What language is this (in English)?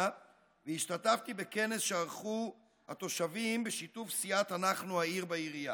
Hebrew